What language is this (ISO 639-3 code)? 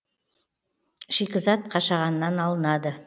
kaz